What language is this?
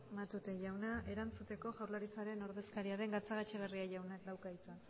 Basque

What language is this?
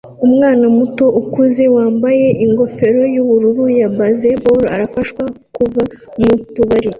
Kinyarwanda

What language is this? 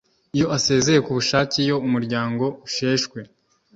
Kinyarwanda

